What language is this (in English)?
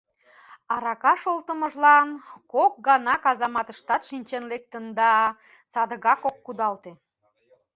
Mari